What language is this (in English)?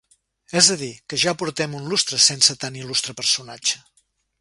Catalan